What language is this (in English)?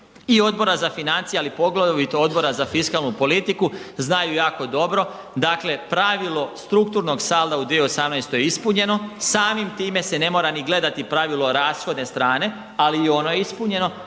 Croatian